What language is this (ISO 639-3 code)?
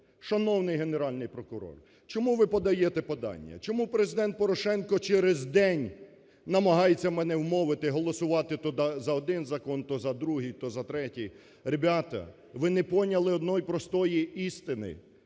ukr